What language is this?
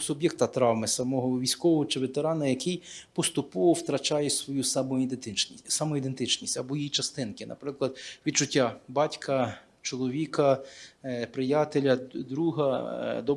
Ukrainian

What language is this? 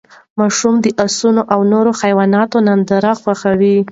Pashto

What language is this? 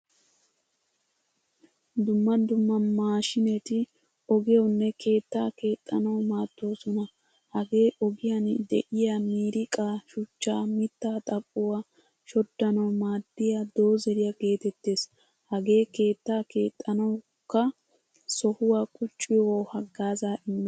Wolaytta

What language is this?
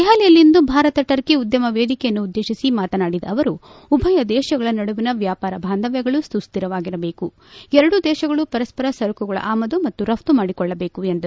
Kannada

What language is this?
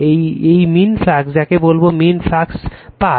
Bangla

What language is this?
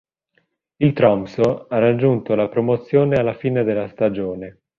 Italian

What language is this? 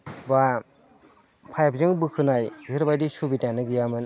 Bodo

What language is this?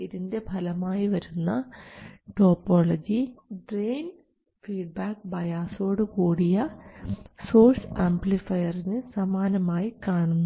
Malayalam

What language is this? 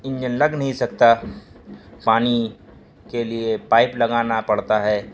Urdu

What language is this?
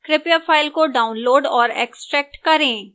Hindi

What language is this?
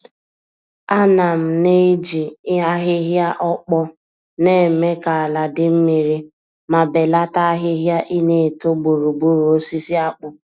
Igbo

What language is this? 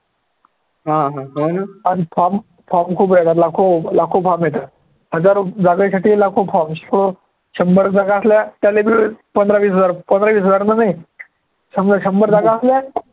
Marathi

